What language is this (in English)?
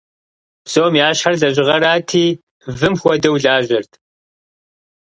Kabardian